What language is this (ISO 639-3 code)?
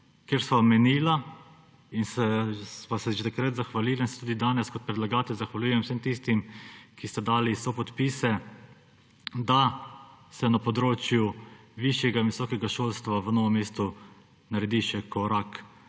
slv